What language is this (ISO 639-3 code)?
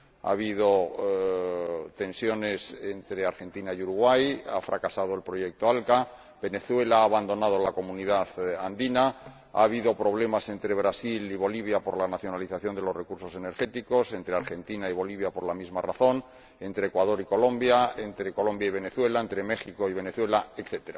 spa